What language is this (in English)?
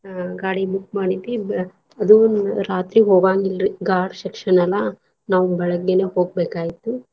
Kannada